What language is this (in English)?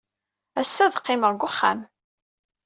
Kabyle